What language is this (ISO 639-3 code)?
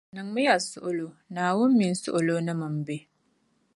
dag